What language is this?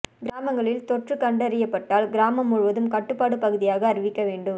Tamil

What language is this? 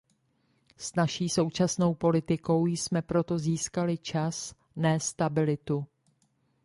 Czech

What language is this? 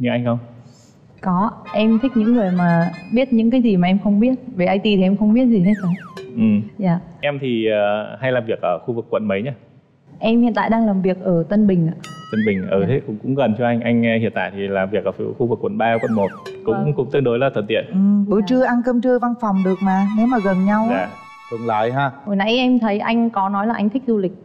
Vietnamese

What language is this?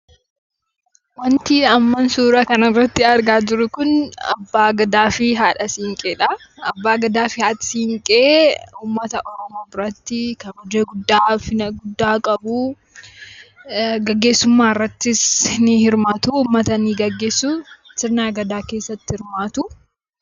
Oromo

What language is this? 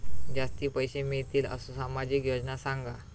Marathi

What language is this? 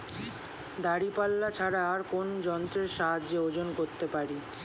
Bangla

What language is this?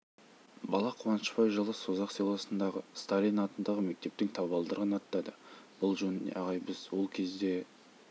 Kazakh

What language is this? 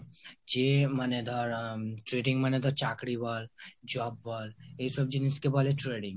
Bangla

